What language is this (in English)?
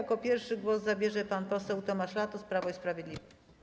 Polish